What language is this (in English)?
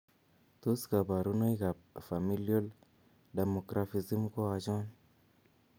Kalenjin